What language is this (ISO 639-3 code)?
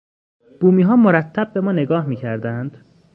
fas